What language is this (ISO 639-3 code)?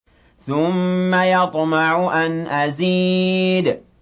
ara